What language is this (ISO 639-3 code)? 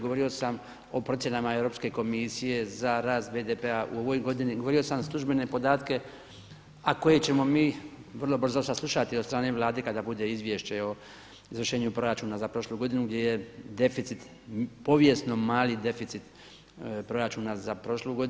hrv